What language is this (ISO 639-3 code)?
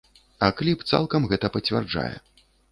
bel